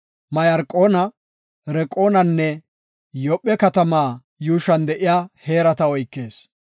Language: Gofa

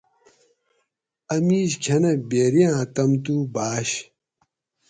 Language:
Gawri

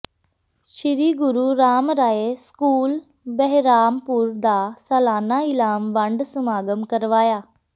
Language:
Punjabi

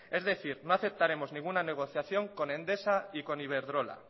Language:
Spanish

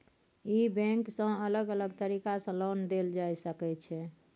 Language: Maithili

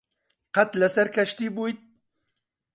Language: Central Kurdish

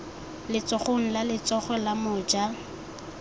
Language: Tswana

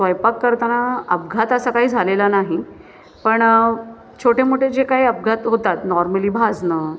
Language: Marathi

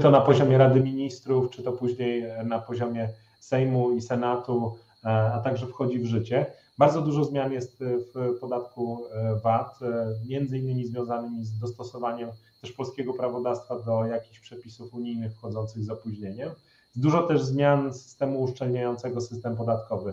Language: Polish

